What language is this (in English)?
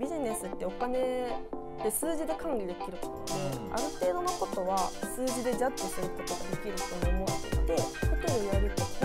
Japanese